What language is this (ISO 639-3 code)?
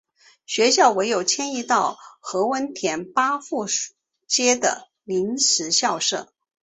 zho